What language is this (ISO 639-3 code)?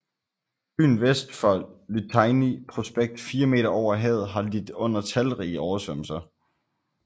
dan